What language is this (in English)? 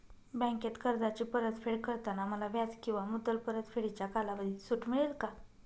Marathi